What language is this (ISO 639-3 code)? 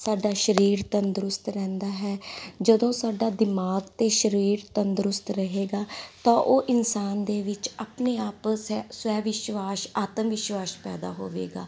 pan